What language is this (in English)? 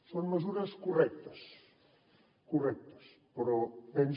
Catalan